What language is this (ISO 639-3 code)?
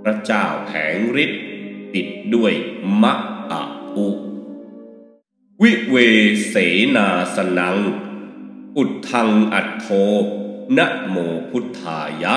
tha